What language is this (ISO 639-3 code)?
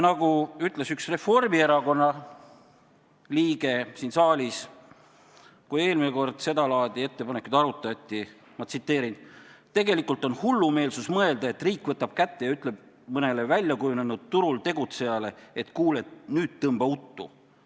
est